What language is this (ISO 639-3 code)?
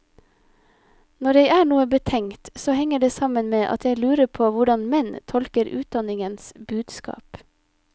nor